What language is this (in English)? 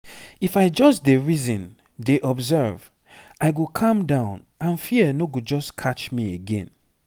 Nigerian Pidgin